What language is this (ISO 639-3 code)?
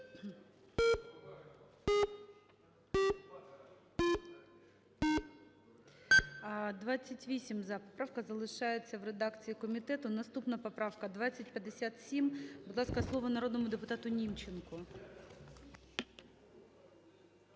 ukr